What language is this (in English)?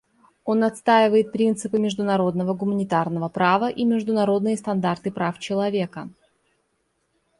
Russian